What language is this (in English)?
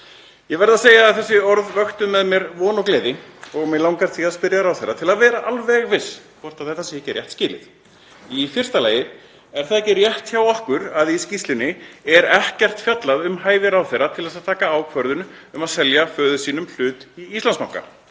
Icelandic